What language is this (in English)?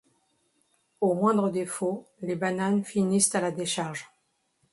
French